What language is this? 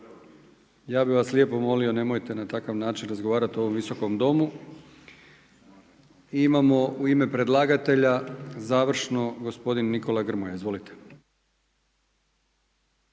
Croatian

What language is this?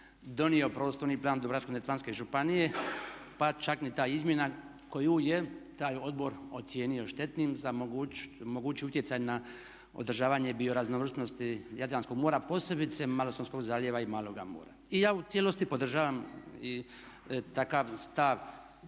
Croatian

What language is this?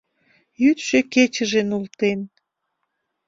Mari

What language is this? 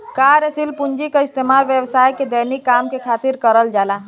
Bhojpuri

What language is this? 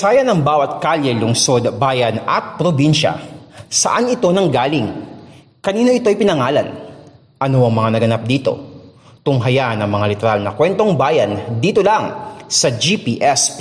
Filipino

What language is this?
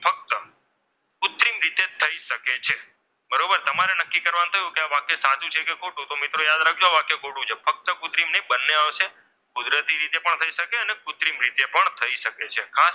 Gujarati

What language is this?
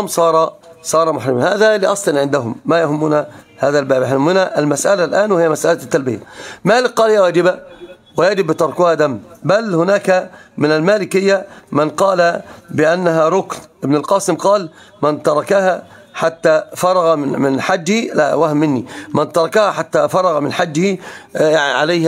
Arabic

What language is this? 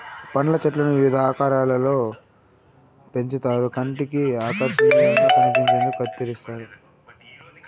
Telugu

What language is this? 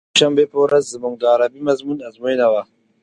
Pashto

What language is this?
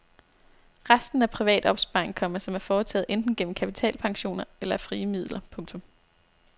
Danish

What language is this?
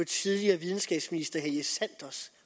Danish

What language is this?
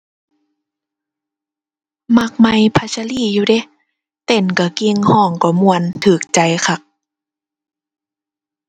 Thai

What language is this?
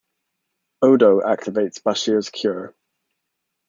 English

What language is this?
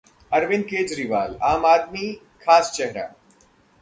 Hindi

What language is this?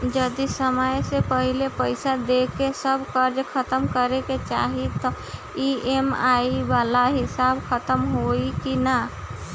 Bhojpuri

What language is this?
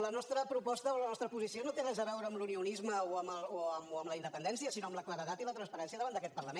Catalan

